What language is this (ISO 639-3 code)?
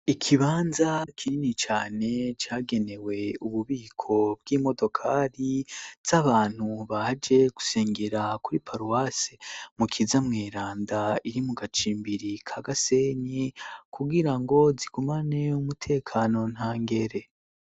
run